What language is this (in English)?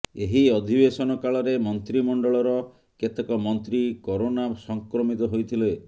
Odia